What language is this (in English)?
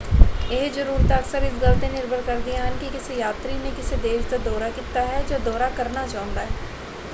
Punjabi